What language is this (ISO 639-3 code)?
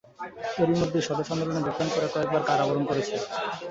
ben